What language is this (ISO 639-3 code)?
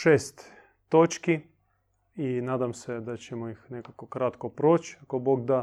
hrv